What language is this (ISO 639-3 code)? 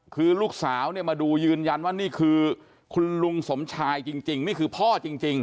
tha